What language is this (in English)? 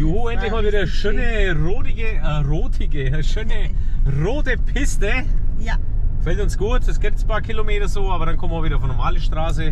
German